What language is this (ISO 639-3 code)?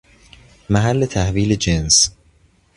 fas